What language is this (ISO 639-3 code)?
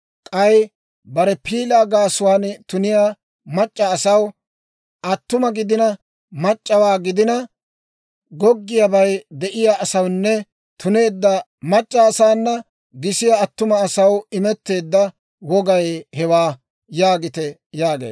dwr